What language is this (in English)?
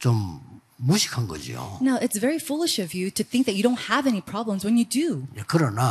Korean